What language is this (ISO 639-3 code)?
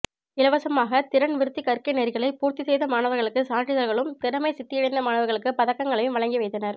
tam